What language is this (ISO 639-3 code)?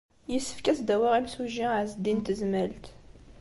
kab